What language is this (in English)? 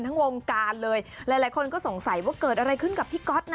Thai